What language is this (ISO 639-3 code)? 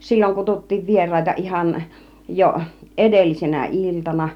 fin